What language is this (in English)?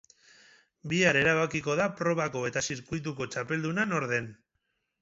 Basque